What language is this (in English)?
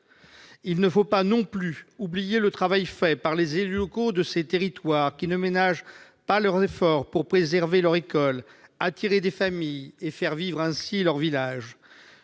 French